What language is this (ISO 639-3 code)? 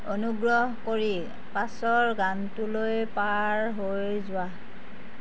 asm